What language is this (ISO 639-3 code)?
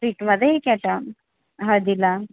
mar